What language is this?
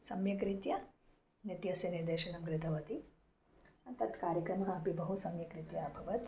Sanskrit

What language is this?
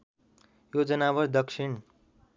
Nepali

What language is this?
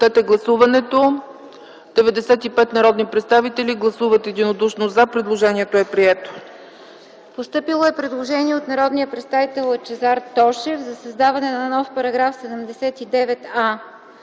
Bulgarian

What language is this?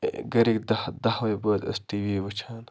Kashmiri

